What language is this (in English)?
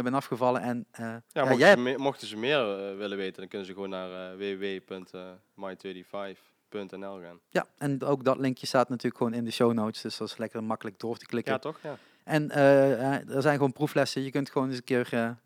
Dutch